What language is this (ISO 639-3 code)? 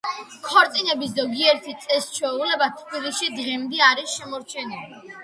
kat